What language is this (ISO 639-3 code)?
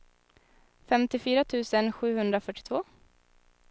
swe